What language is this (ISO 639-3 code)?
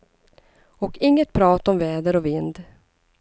swe